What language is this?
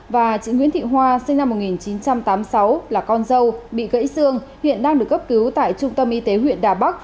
Vietnamese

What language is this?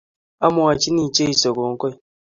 Kalenjin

